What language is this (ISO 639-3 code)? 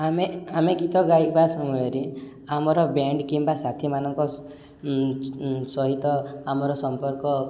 ori